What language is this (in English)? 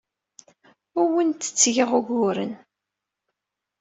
Kabyle